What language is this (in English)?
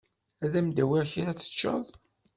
Kabyle